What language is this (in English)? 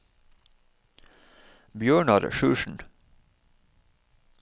Norwegian